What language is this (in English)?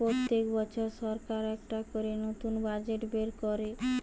Bangla